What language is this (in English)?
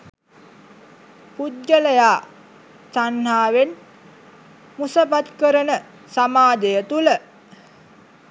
Sinhala